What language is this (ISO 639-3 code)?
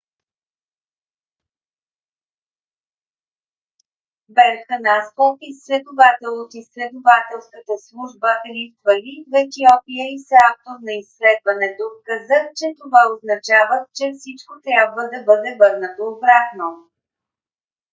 bul